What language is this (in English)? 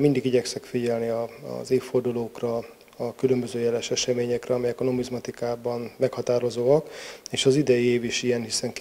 Hungarian